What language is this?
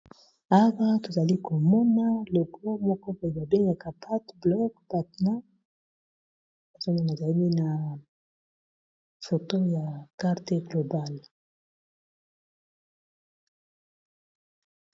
Lingala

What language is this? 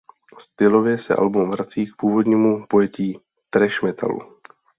Czech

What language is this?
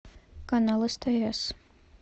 Russian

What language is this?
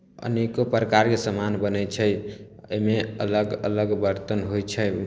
Maithili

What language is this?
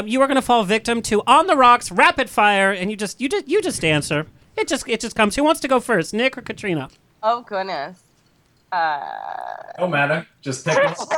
English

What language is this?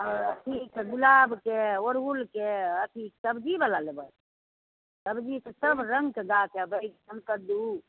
Maithili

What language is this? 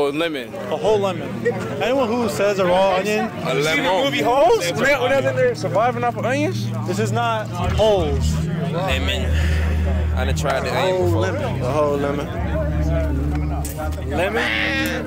English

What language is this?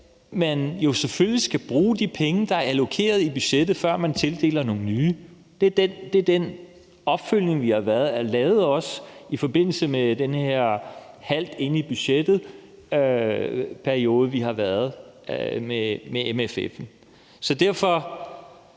Danish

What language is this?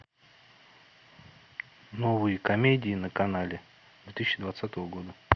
Russian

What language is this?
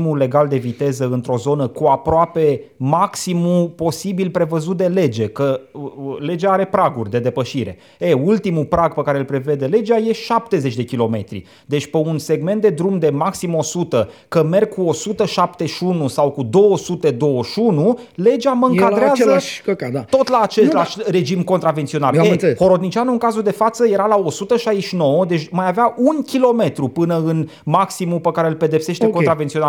Romanian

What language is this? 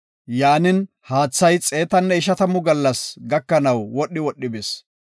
Gofa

